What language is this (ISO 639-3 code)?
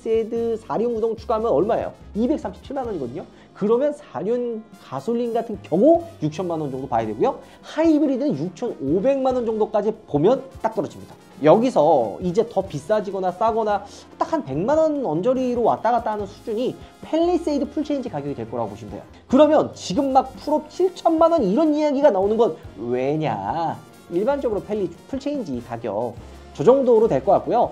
kor